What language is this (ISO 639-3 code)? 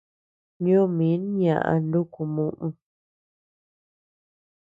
cux